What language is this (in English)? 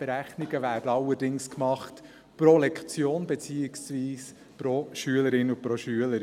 Swiss German